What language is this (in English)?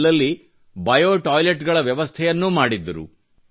Kannada